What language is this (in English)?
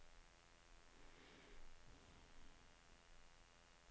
Danish